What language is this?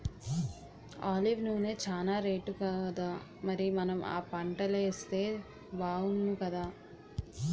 Telugu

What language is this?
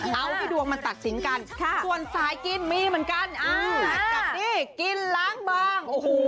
Thai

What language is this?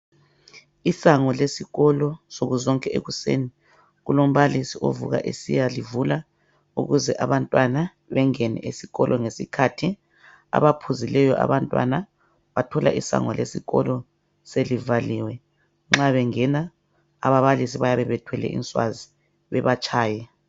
North Ndebele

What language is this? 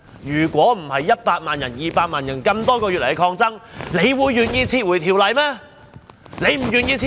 Cantonese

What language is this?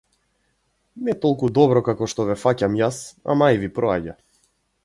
Macedonian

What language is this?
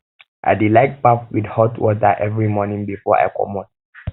Nigerian Pidgin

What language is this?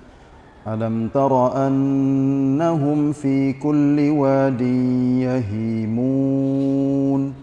Malay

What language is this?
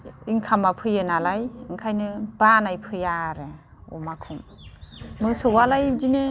Bodo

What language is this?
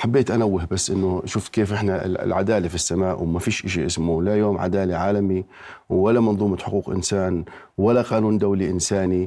Arabic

